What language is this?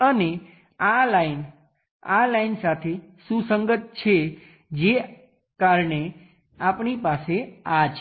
Gujarati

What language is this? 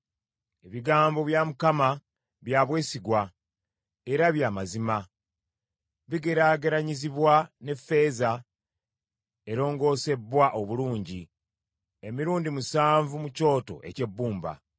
Ganda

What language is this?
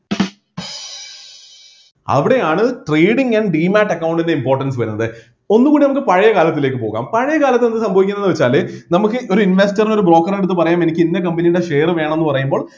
Malayalam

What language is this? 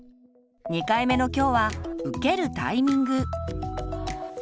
Japanese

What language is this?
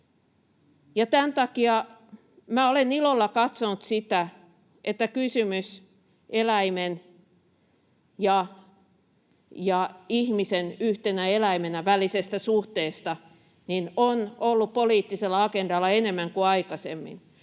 Finnish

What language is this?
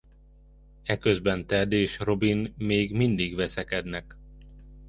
Hungarian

